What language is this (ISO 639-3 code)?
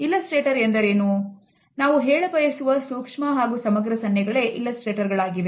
kan